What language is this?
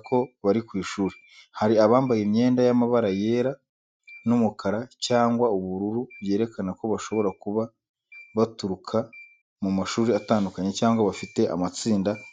Kinyarwanda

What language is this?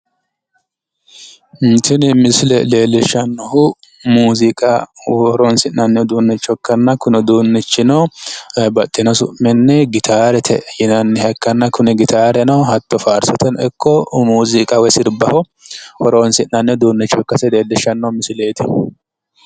Sidamo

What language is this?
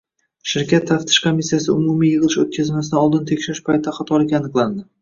Uzbek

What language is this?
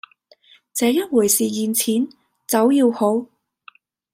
Cantonese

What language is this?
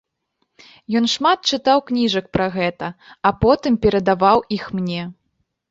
Belarusian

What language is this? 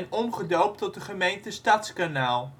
Dutch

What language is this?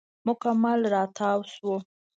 Pashto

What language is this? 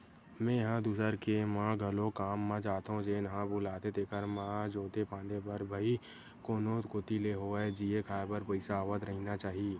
Chhattisgarhi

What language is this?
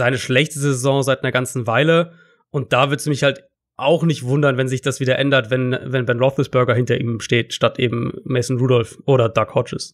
German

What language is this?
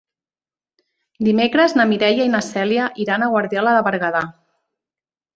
Catalan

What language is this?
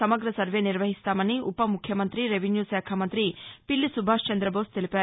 Telugu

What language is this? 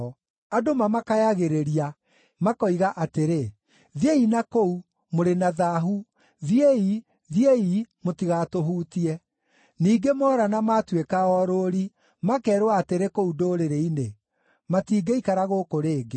Kikuyu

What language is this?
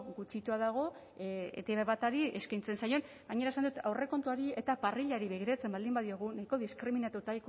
Basque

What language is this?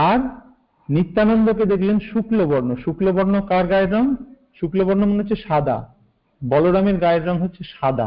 Hindi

